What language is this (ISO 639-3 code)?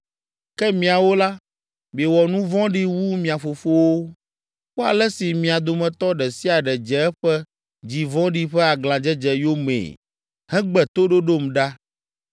ewe